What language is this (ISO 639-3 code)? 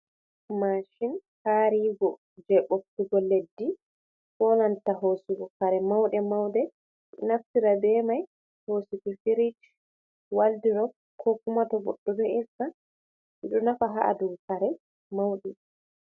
ful